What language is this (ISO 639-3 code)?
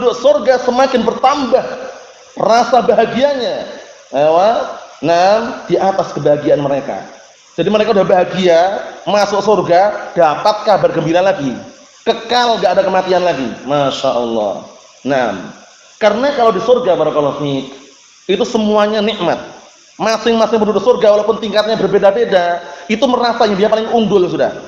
ind